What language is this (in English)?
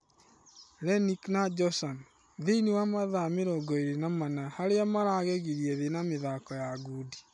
Kikuyu